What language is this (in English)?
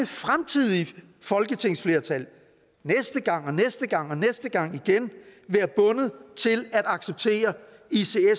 Danish